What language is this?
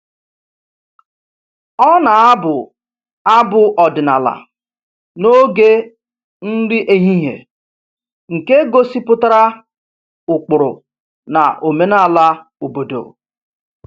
Igbo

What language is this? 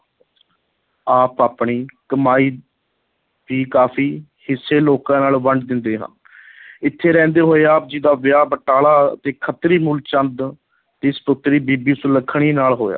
Punjabi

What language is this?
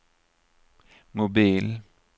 Swedish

